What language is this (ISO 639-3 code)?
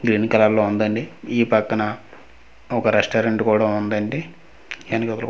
tel